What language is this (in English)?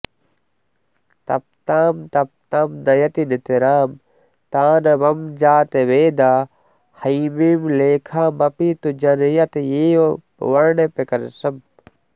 Sanskrit